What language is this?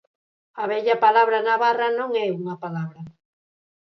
Galician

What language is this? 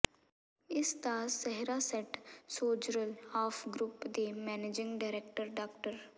Punjabi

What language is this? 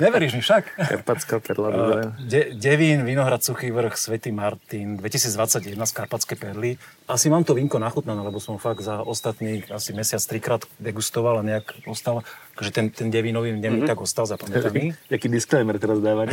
Slovak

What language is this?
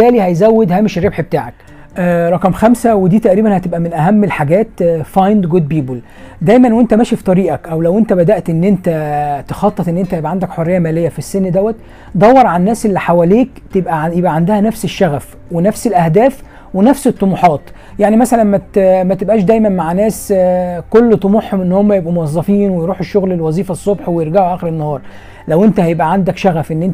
Arabic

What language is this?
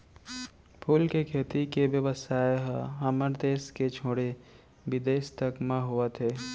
Chhattisgarhi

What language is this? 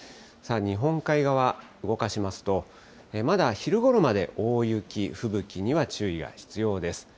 Japanese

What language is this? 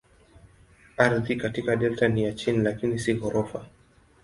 Swahili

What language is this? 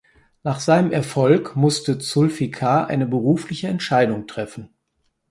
German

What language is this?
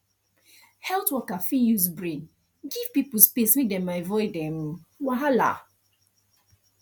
Nigerian Pidgin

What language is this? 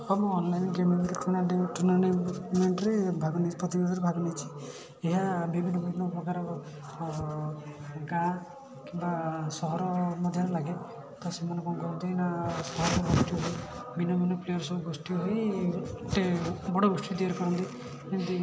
Odia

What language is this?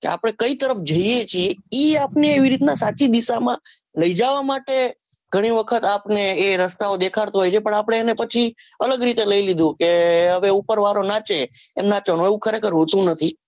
Gujarati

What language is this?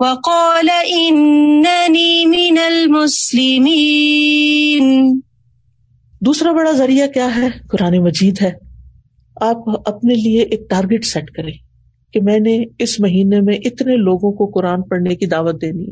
Urdu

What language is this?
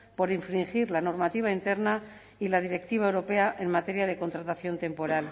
Spanish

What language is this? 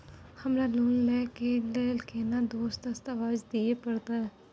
Maithili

